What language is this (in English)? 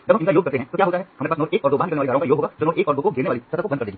Hindi